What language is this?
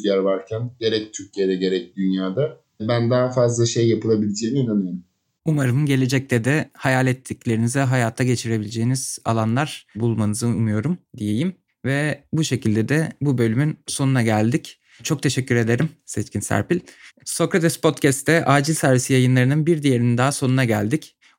Turkish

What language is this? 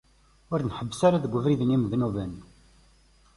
Kabyle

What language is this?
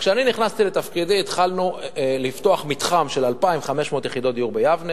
Hebrew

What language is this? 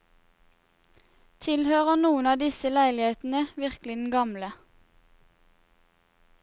Norwegian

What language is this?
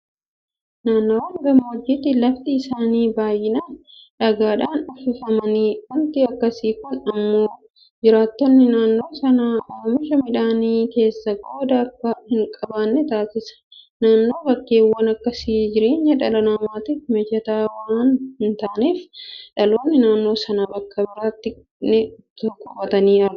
Oromo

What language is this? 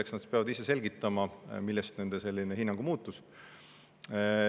Estonian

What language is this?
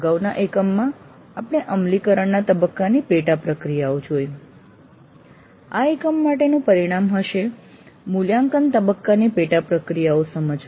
Gujarati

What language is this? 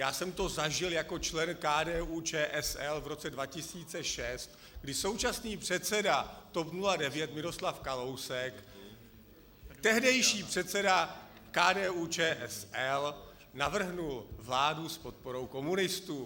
Czech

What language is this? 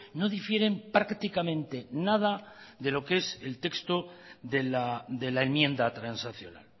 Spanish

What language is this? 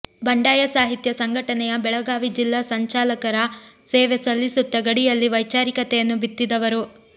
Kannada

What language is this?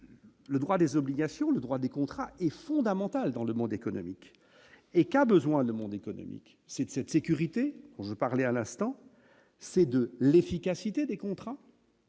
French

